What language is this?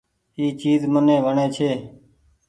Goaria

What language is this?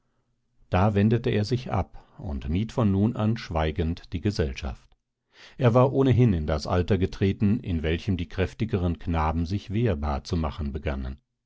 German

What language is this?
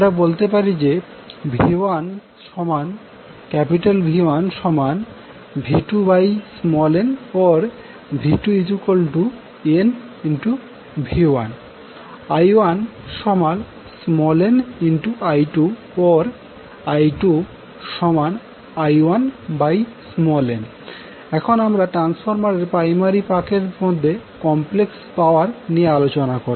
Bangla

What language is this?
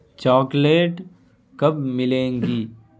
Urdu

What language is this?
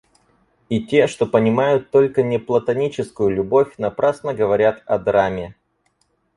Russian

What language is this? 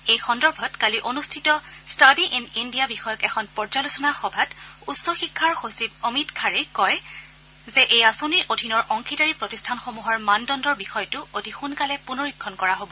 Assamese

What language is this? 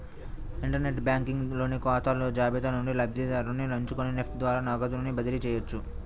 Telugu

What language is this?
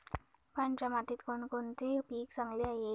Marathi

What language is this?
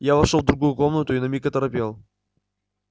Russian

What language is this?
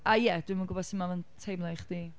Welsh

